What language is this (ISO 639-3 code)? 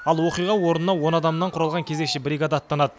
kaz